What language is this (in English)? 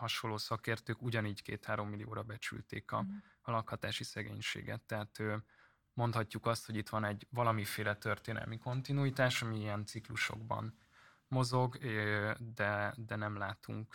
Hungarian